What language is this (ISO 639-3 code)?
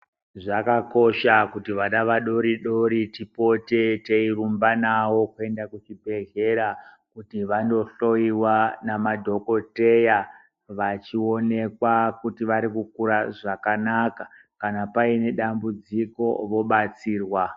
ndc